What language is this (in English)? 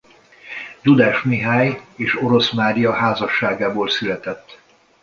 Hungarian